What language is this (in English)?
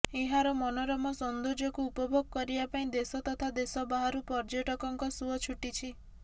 Odia